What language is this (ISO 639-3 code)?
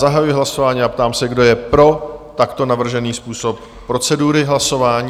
ces